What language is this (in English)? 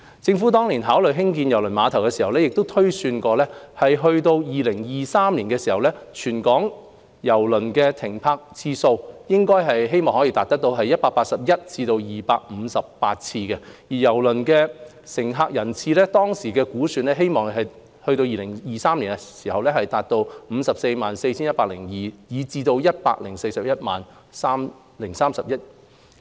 Cantonese